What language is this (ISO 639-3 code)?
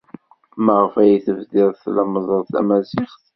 kab